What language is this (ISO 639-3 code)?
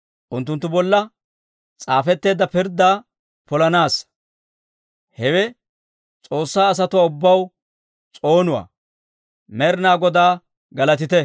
dwr